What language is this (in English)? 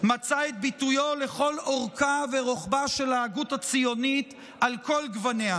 Hebrew